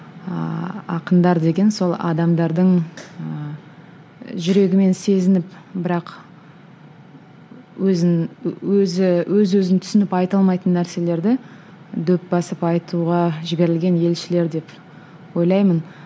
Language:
Kazakh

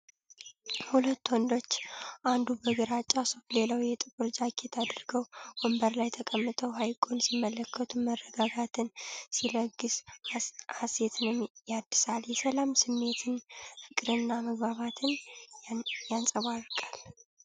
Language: Amharic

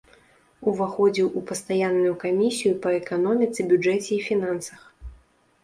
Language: Belarusian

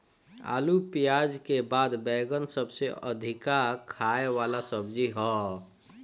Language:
Bhojpuri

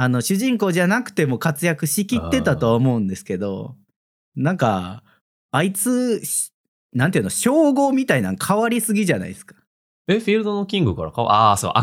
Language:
Japanese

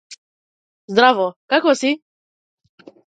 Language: Macedonian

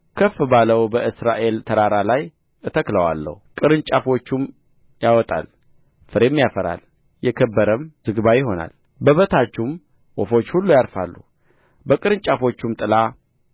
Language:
Amharic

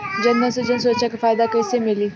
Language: Bhojpuri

